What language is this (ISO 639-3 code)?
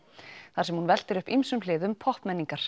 isl